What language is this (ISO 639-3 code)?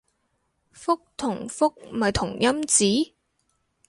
yue